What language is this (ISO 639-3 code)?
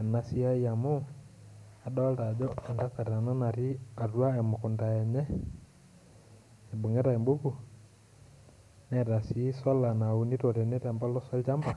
mas